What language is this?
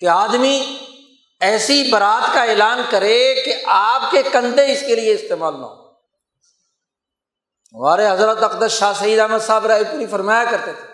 Urdu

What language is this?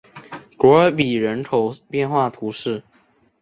Chinese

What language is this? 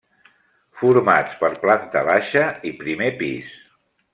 Catalan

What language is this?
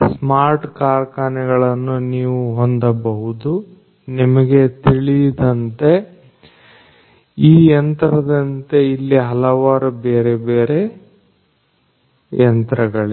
Kannada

